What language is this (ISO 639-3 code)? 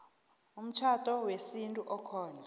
nbl